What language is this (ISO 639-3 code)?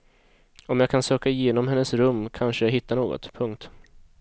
swe